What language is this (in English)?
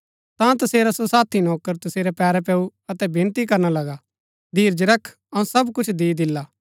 Gaddi